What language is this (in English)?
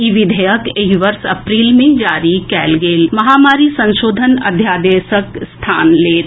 Maithili